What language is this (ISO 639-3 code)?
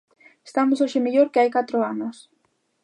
glg